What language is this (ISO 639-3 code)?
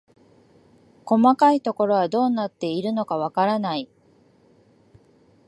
jpn